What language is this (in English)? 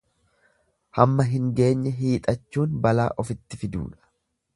Oromo